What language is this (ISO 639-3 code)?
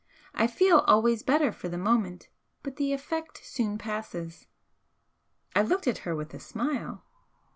eng